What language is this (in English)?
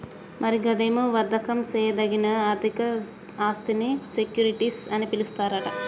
Telugu